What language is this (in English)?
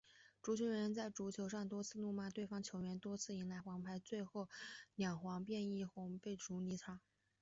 Chinese